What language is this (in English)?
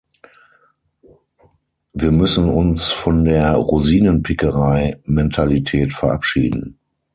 German